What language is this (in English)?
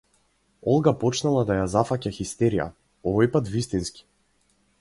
Macedonian